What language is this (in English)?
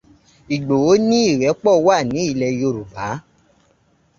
Yoruba